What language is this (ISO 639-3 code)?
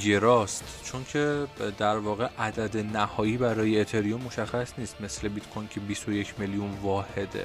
fas